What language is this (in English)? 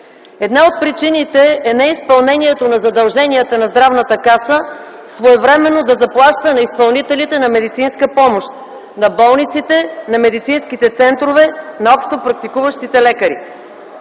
Bulgarian